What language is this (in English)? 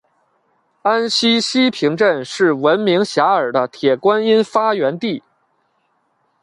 Chinese